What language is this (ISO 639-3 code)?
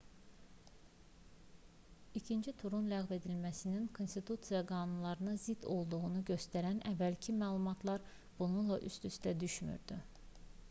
aze